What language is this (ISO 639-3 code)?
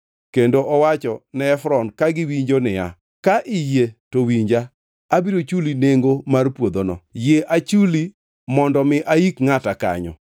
luo